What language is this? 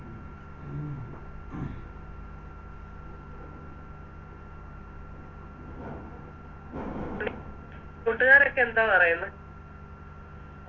Malayalam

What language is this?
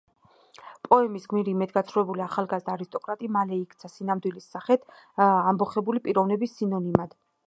Georgian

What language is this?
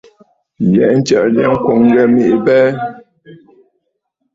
Bafut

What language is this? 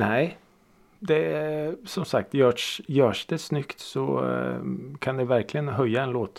Swedish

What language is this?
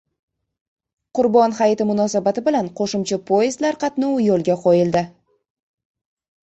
Uzbek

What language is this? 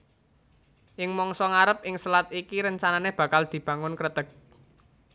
Javanese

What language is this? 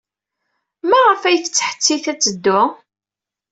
Kabyle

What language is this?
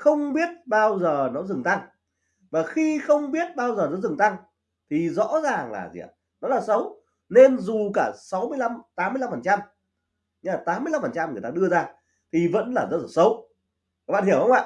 Vietnamese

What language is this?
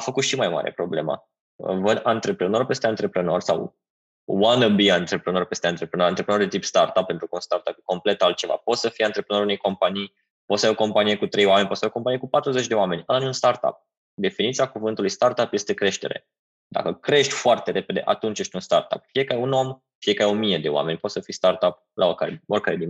Romanian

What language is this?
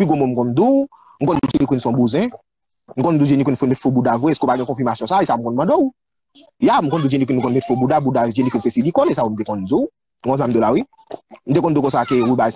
French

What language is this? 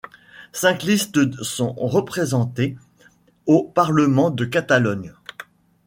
French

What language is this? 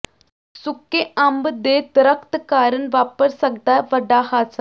Punjabi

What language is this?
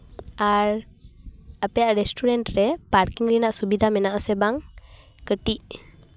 Santali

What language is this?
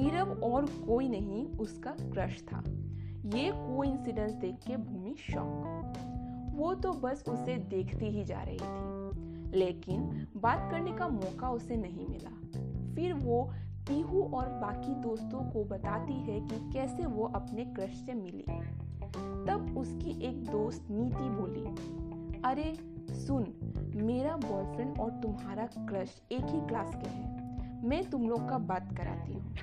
Hindi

